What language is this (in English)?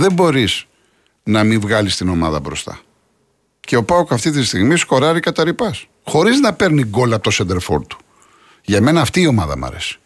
Greek